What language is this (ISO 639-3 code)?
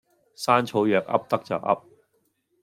yue